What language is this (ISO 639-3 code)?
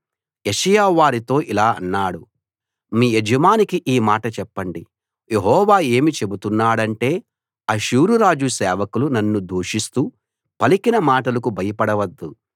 tel